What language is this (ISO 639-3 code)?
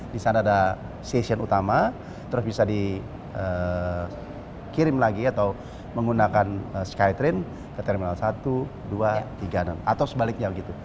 ind